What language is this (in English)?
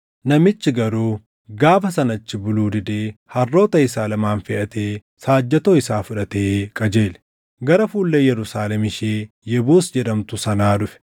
Oromo